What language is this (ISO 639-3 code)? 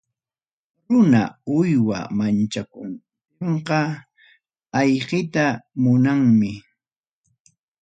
quy